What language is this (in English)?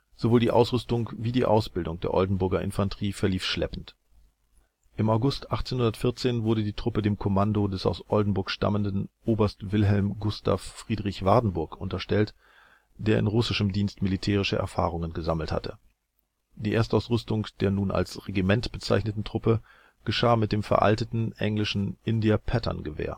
German